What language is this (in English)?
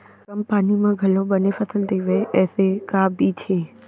Chhattisgarhi